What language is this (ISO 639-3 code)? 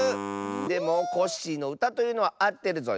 jpn